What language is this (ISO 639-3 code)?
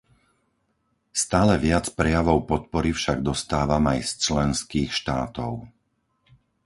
slk